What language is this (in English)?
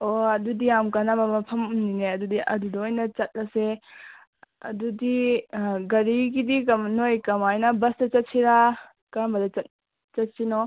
Manipuri